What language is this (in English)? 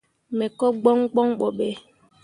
Mundang